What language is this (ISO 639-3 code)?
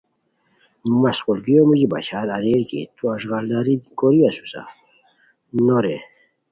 khw